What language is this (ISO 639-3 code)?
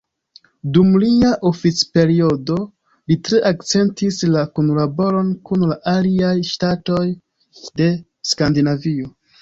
epo